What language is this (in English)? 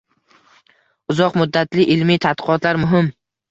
Uzbek